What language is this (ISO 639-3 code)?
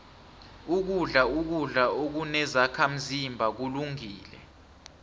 nbl